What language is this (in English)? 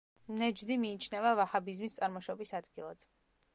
Georgian